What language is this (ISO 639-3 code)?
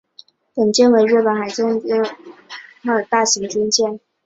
zho